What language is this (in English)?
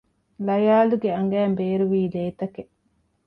Divehi